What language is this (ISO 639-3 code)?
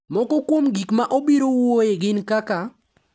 luo